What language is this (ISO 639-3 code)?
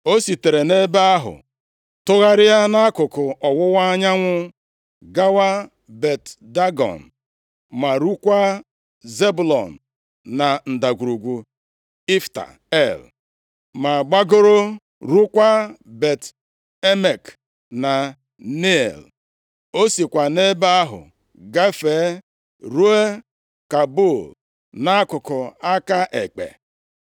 ibo